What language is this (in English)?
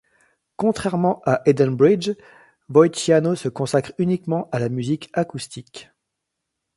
French